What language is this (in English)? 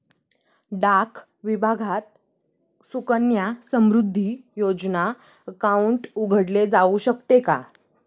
Marathi